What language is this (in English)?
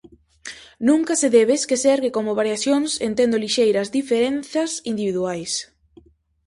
Galician